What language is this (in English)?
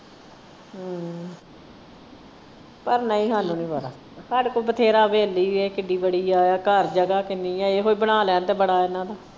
Punjabi